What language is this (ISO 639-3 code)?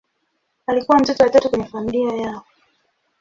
swa